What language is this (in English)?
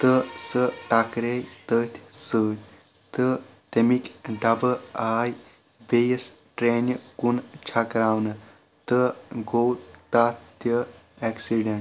Kashmiri